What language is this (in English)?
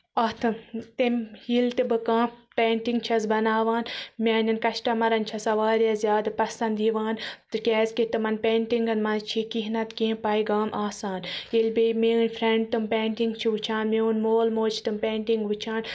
Kashmiri